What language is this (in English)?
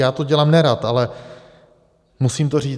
Czech